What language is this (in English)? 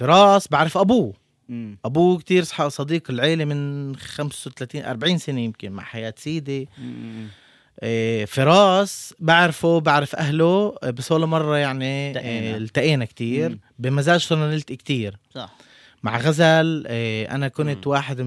Arabic